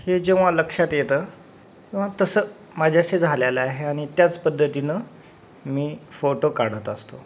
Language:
Marathi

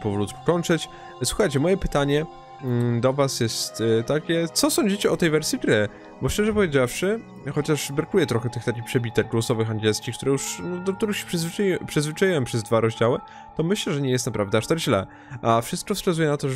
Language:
Polish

